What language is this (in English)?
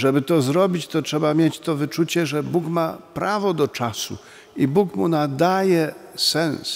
Polish